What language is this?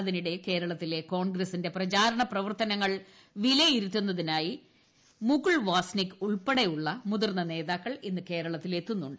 Malayalam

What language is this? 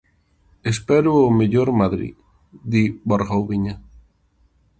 Galician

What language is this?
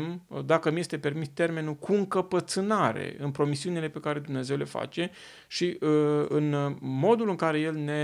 Romanian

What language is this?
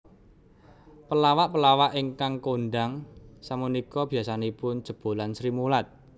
Javanese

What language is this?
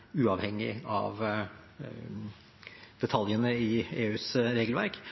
Norwegian Bokmål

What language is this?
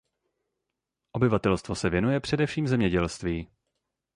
Czech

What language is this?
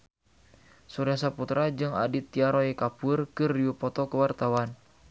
Sundanese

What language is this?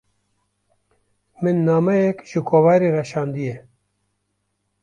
Kurdish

